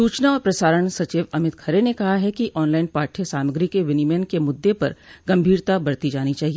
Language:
Hindi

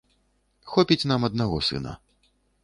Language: Belarusian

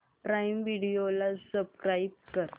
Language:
Marathi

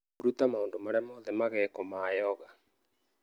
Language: Kikuyu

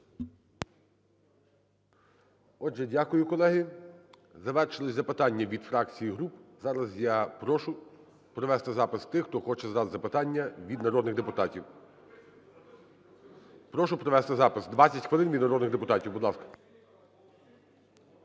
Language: Ukrainian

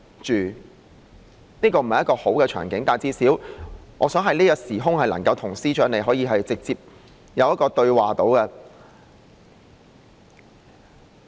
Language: Cantonese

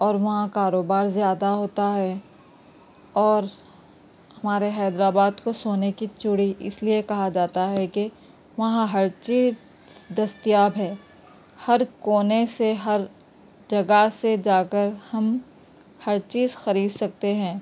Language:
Urdu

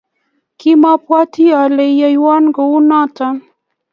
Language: Kalenjin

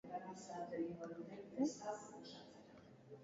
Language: Basque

